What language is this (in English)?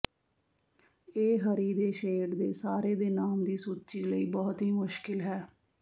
Punjabi